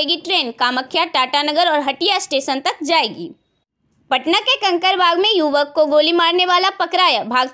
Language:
Hindi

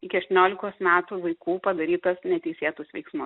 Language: Lithuanian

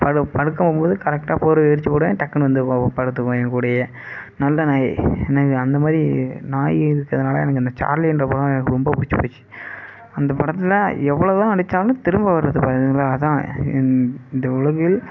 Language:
Tamil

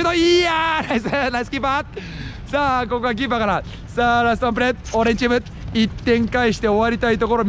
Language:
Japanese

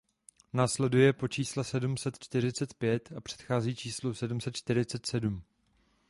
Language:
Czech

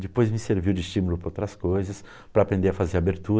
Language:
Portuguese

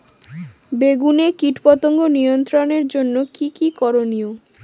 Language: Bangla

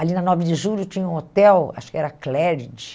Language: Portuguese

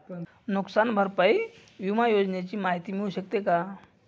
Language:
Marathi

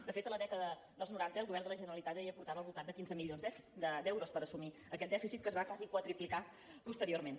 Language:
Catalan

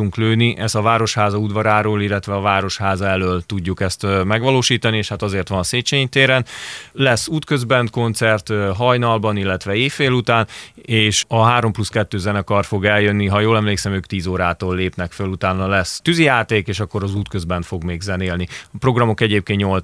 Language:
Hungarian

